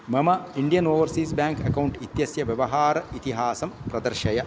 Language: Sanskrit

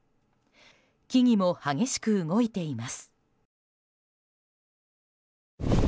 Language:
Japanese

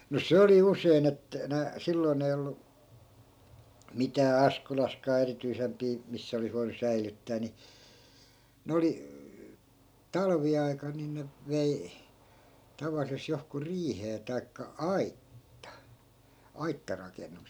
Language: Finnish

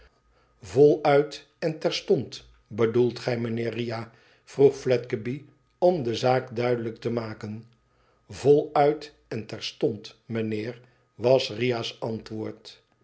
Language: Dutch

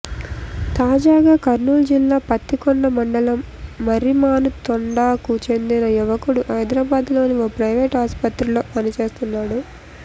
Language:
Telugu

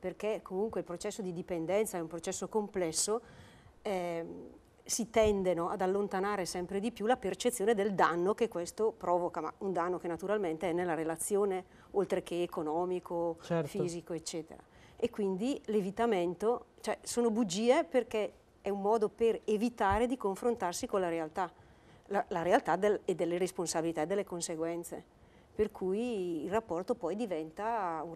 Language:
Italian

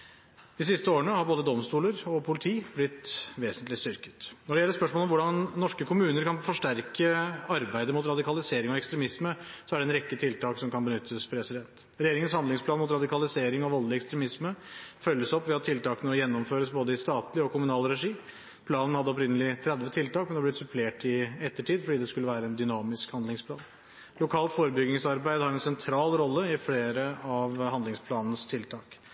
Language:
Norwegian Bokmål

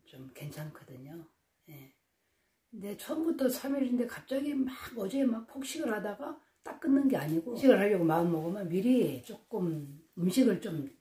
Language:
Korean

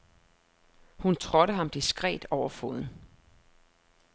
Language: Danish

